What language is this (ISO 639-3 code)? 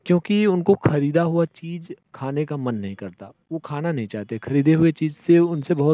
hin